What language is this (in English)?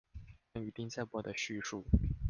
Chinese